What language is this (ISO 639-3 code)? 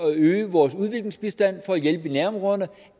dan